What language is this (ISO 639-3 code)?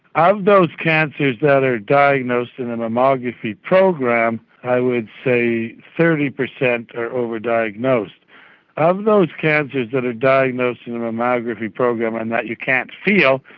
eng